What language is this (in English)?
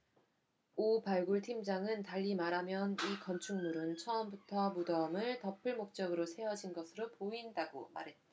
Korean